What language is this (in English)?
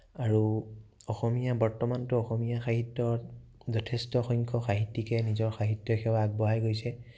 Assamese